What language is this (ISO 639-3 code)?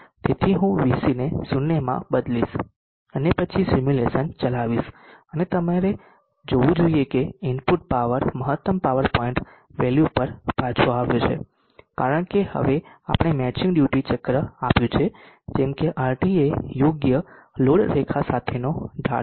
guj